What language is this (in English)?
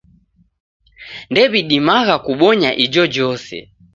Taita